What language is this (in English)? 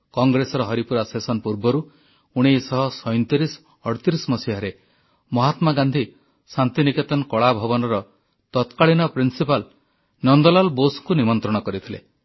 Odia